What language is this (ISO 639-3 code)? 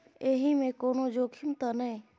mai